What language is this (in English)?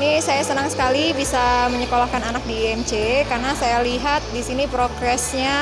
Indonesian